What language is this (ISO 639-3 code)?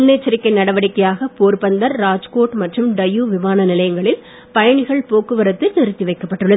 tam